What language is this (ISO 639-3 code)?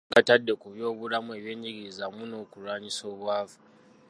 lug